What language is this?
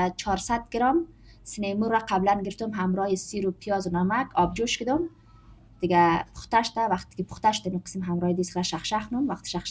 Persian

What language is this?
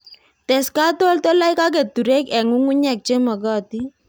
Kalenjin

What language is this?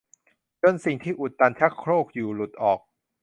Thai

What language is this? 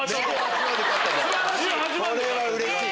Japanese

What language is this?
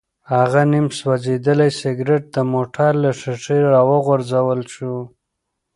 Pashto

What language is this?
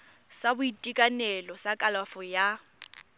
Tswana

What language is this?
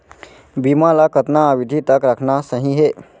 Chhattisgarhi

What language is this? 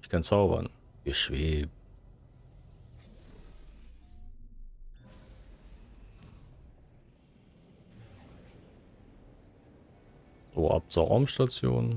German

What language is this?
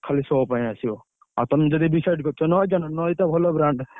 Odia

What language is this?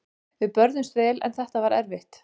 Icelandic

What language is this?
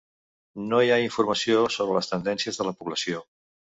Catalan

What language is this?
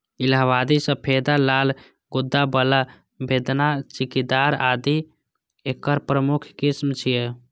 Maithili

